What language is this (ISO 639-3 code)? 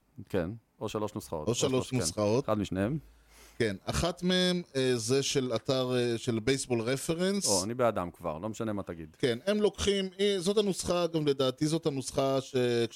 heb